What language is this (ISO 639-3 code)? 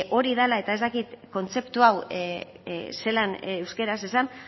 eus